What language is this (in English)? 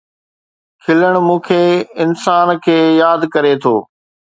Sindhi